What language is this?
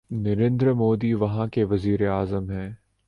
Urdu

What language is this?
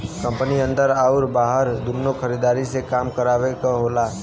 Bhojpuri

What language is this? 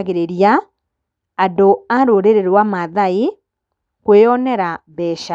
Kikuyu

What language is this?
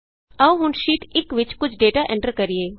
Punjabi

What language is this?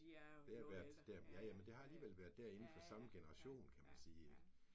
Danish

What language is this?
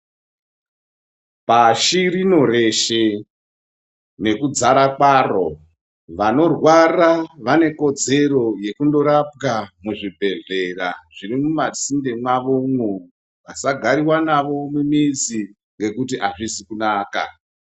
Ndau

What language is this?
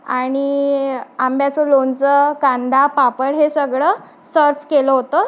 Marathi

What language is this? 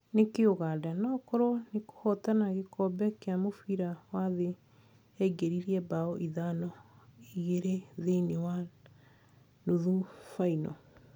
Kikuyu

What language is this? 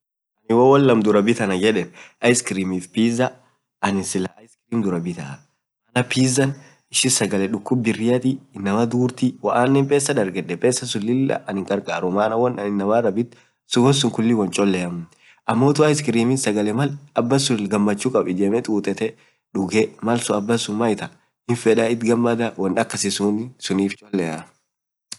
Orma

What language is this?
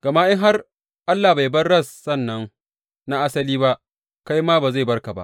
Hausa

